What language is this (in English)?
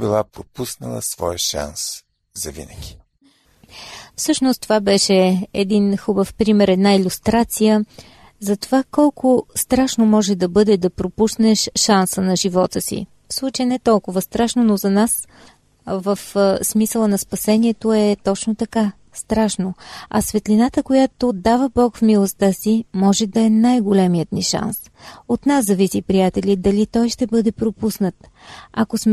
Bulgarian